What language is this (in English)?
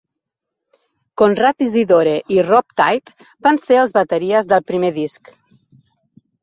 Catalan